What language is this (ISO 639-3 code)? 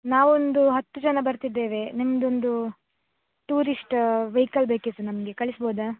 kan